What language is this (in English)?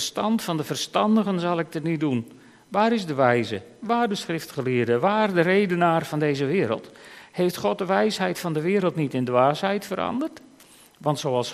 Dutch